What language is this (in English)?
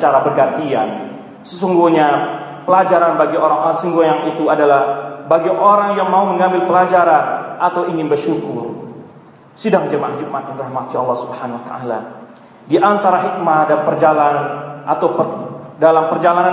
Indonesian